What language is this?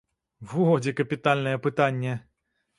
Belarusian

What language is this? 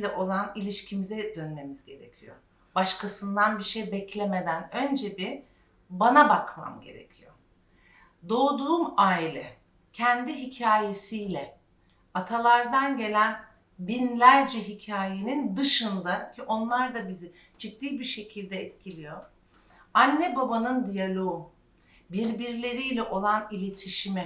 Turkish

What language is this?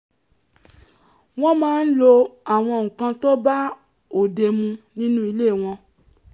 Yoruba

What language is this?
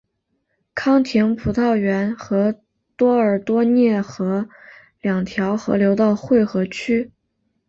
Chinese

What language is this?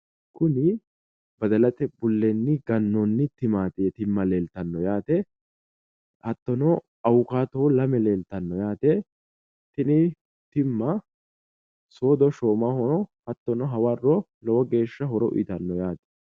Sidamo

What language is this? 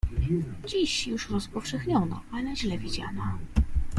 Polish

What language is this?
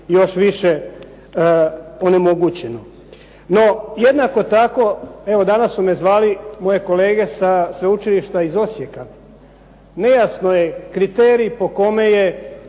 Croatian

